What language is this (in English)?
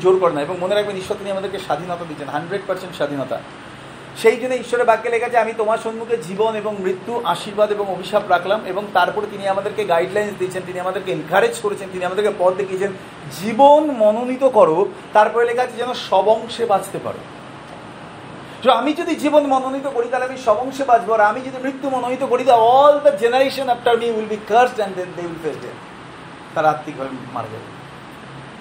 Bangla